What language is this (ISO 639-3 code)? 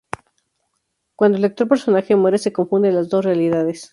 spa